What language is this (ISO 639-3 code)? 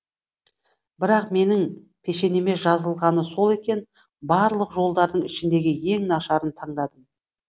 kaz